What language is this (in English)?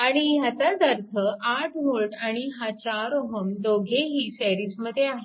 Marathi